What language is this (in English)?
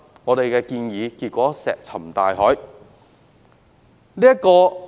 Cantonese